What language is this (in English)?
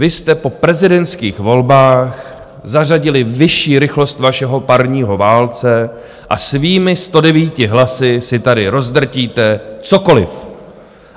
Czech